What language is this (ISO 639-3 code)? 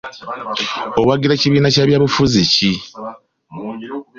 lug